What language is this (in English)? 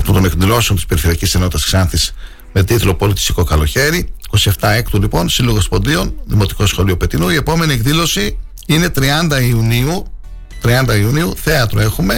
Greek